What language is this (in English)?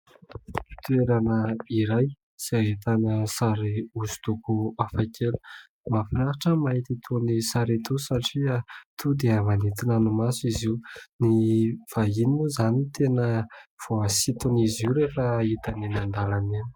Malagasy